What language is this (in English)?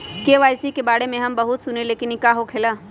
Magahi